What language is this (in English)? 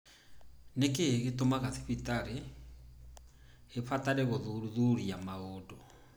Kikuyu